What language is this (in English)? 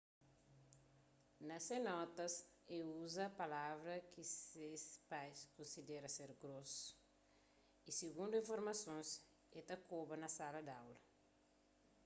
Kabuverdianu